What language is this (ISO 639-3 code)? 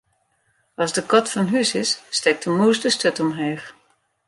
fry